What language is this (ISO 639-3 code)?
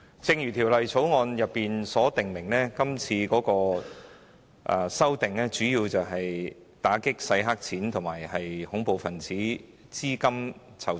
yue